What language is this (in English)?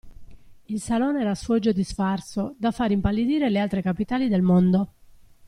Italian